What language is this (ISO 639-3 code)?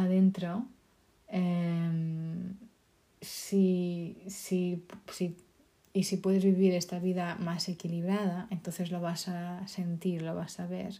spa